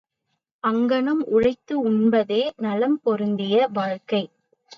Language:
Tamil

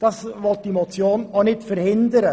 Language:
Swiss German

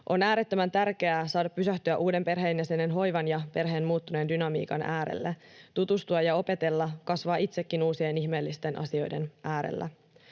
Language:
Finnish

